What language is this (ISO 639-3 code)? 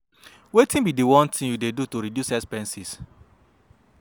pcm